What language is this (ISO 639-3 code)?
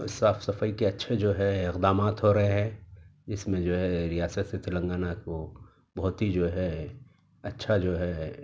urd